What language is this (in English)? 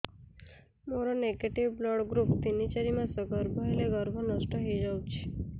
Odia